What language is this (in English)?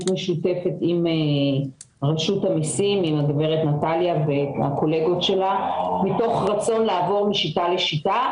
Hebrew